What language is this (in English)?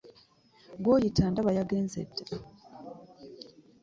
Ganda